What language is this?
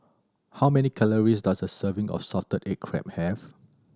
English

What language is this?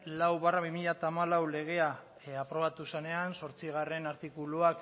Basque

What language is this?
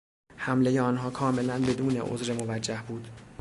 Persian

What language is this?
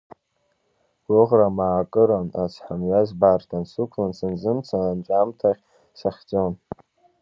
Abkhazian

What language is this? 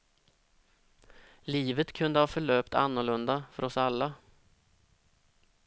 Swedish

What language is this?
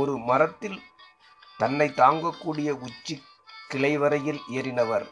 Tamil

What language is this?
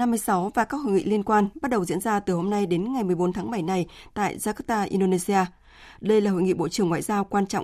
Vietnamese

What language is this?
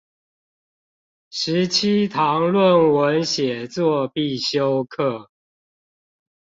Chinese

